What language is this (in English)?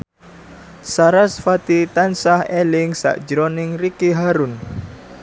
Javanese